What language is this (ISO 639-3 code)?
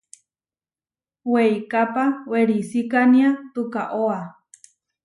var